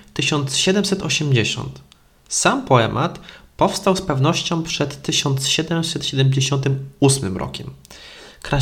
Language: Polish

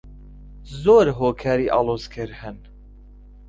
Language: Central Kurdish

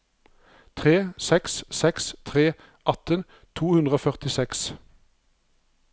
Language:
Norwegian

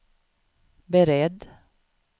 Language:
Swedish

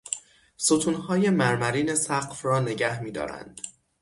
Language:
Persian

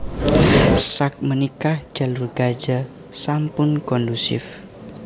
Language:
Javanese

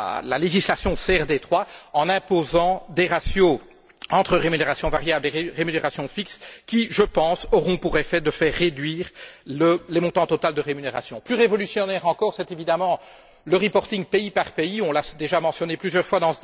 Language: French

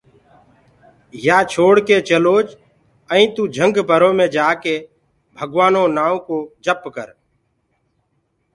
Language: Gurgula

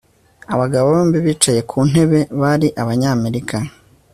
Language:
Kinyarwanda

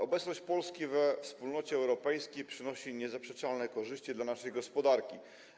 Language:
Polish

